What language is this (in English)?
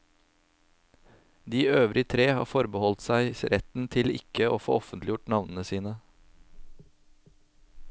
Norwegian